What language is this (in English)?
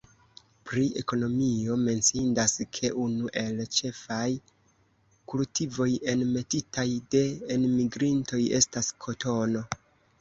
Esperanto